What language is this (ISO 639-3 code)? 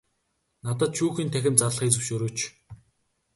mon